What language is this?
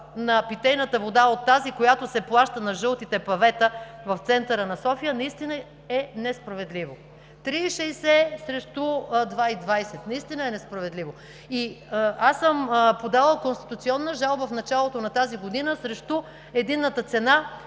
Bulgarian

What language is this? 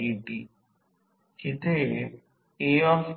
Marathi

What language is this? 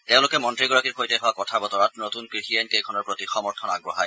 Assamese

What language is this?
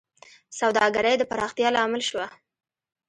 Pashto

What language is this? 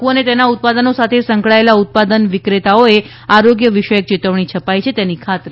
Gujarati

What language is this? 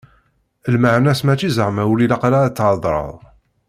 Kabyle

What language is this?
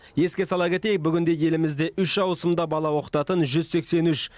Kazakh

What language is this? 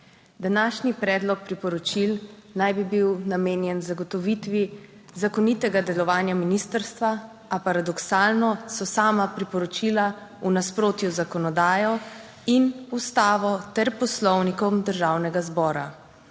Slovenian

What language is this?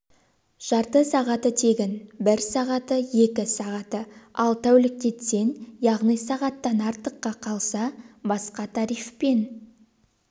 Kazakh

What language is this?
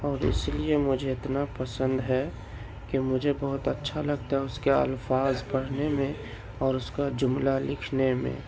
Urdu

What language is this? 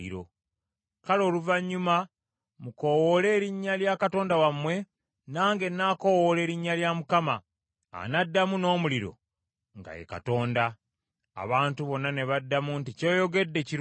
Ganda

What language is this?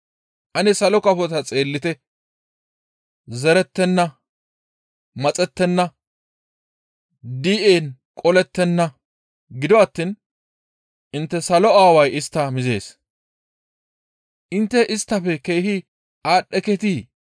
Gamo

